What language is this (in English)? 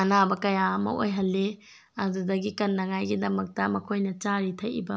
Manipuri